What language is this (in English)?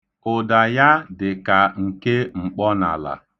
Igbo